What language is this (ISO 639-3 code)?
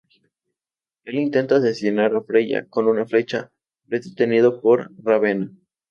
spa